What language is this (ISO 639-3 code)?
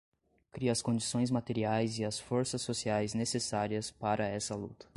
por